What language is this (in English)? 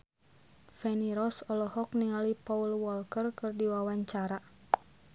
Sundanese